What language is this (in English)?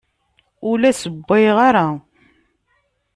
Kabyle